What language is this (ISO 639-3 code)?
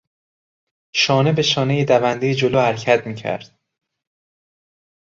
fas